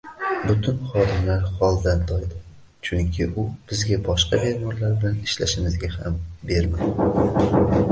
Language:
Uzbek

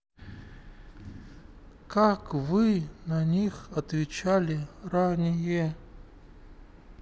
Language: Russian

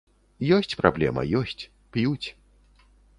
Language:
Belarusian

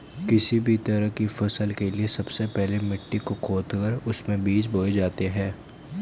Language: Hindi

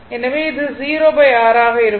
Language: Tamil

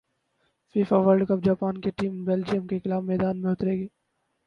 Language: Urdu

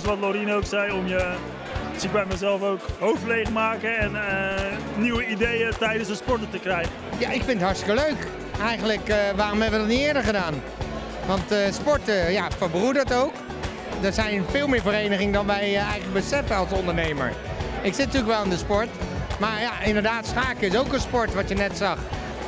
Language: Dutch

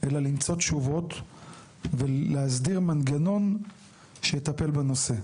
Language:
Hebrew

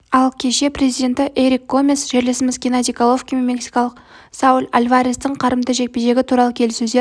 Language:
Kazakh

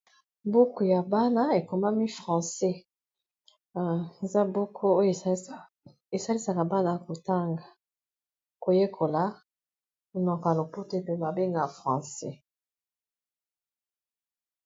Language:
Lingala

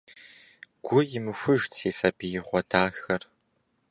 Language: Kabardian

